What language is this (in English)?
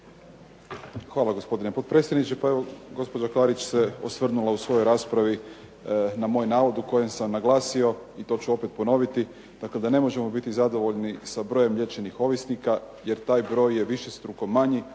Croatian